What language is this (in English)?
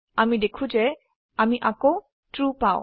Assamese